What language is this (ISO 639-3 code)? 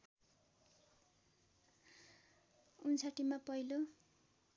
nep